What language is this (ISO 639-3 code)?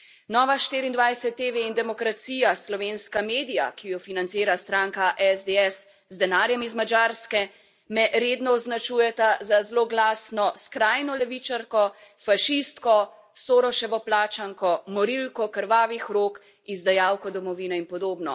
slv